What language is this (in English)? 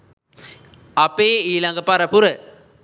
Sinhala